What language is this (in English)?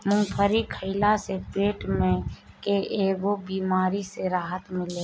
Bhojpuri